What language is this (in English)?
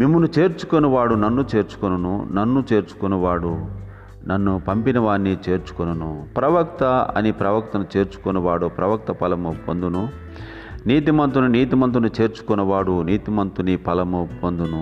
Telugu